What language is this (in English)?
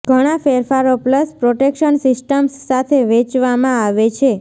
Gujarati